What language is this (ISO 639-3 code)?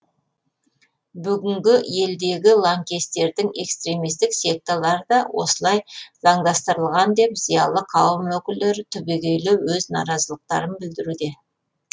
kaz